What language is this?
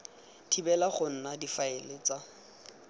Tswana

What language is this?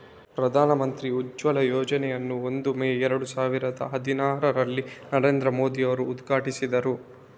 Kannada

